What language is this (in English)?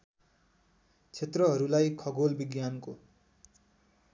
Nepali